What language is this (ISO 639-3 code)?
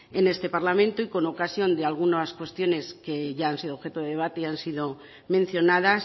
spa